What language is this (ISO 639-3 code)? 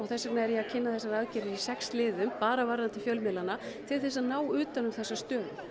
isl